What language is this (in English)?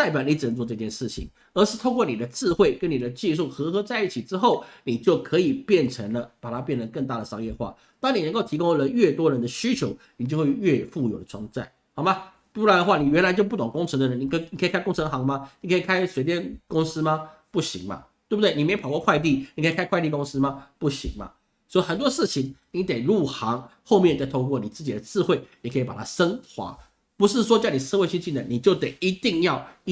Chinese